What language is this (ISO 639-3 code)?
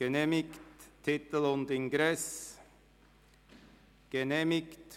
gsw